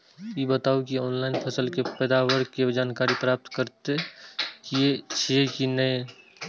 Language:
Maithili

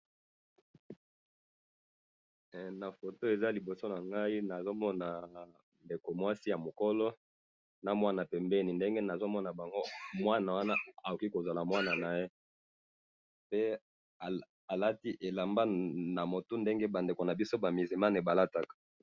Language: Lingala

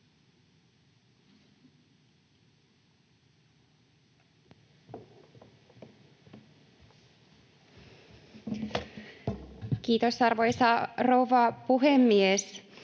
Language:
Finnish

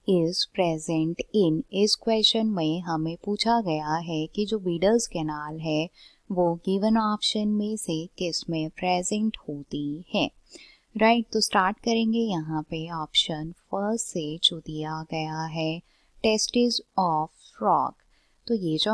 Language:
Hindi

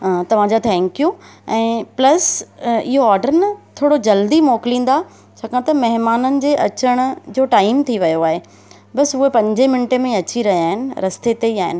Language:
Sindhi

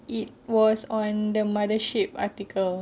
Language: English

